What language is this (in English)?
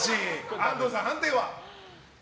Japanese